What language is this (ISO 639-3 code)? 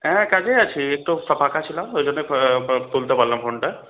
ben